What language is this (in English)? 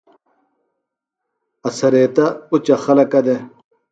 Phalura